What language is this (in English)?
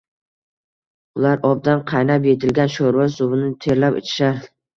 Uzbek